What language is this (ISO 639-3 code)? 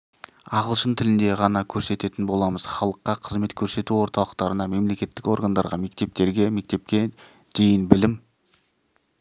kaz